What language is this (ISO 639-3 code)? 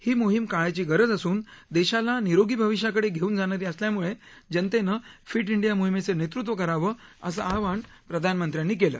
mar